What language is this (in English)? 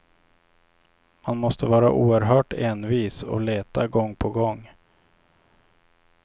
Swedish